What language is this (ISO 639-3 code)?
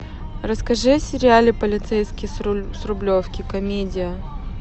rus